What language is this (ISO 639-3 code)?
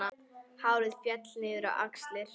isl